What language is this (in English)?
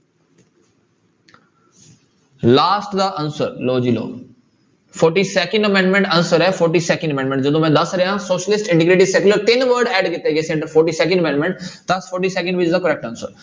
Punjabi